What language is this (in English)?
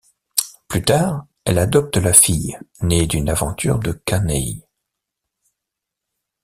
French